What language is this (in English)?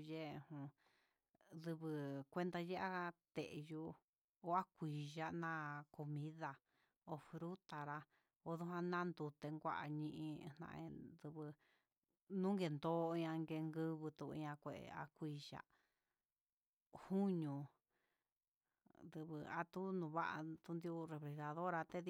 Huitepec Mixtec